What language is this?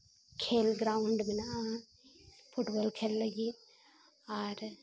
Santali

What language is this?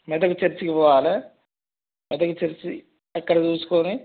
Telugu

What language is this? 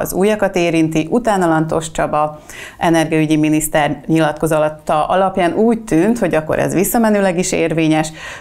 Hungarian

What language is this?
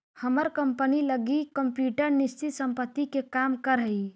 Magahi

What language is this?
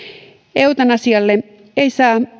Finnish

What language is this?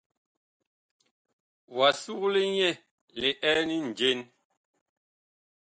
Bakoko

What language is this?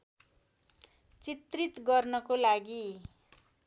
Nepali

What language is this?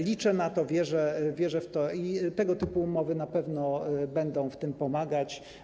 Polish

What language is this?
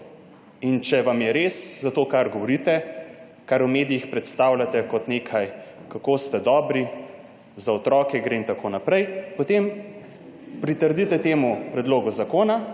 Slovenian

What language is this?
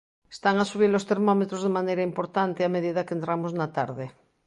Galician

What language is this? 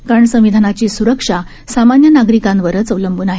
Marathi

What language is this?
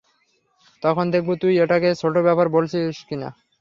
Bangla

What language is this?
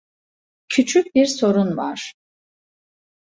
Turkish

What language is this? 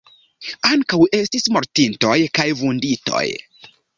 Esperanto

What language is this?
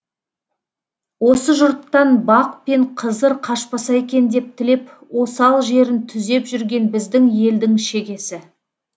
Kazakh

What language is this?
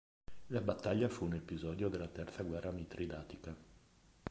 Italian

